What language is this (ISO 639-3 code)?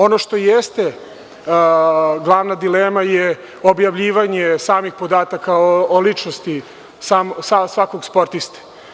srp